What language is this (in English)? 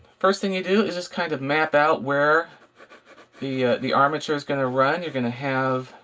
English